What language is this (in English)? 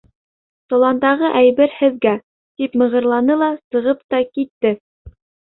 Bashkir